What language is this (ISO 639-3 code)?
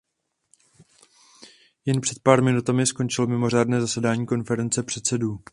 ces